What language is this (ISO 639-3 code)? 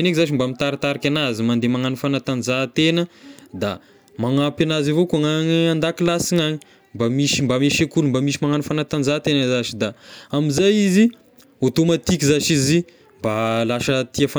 tkg